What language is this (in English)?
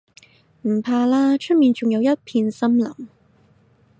Cantonese